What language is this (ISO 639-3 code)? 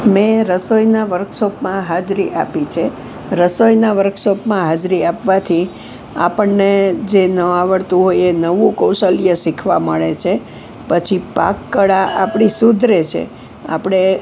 guj